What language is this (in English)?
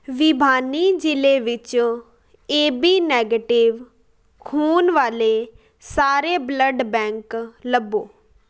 Punjabi